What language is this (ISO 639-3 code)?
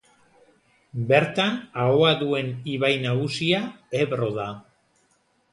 eus